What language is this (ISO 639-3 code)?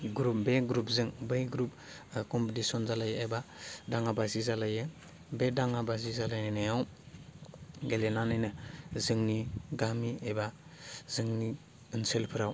brx